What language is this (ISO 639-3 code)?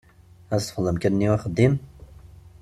kab